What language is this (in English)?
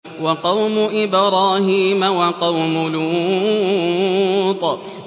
Arabic